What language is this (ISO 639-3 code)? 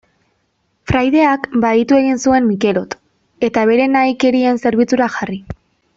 eus